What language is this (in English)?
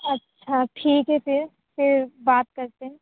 Urdu